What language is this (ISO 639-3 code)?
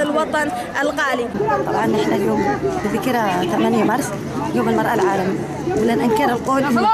ara